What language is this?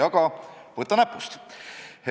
Estonian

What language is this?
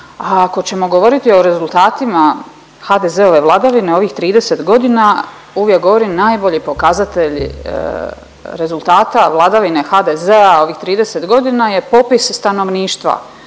Croatian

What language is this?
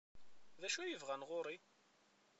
Kabyle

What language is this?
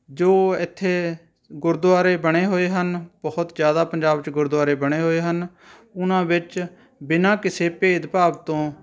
Punjabi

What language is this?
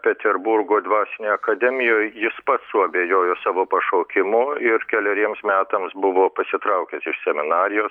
Lithuanian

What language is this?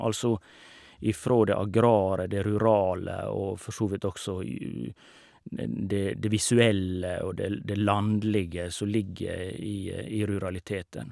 Norwegian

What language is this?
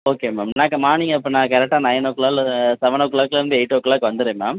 Tamil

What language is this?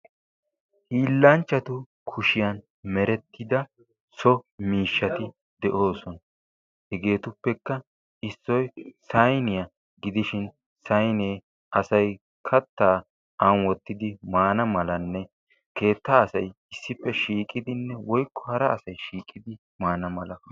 Wolaytta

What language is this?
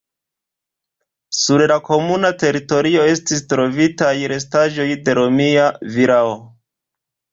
Esperanto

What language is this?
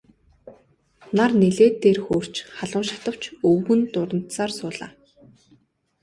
Mongolian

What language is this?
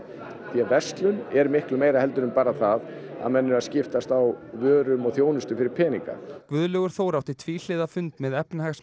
Icelandic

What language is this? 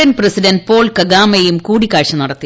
Malayalam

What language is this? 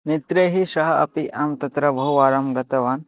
Sanskrit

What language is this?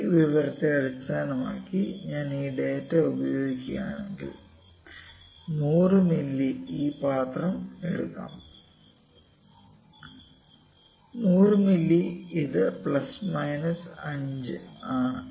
Malayalam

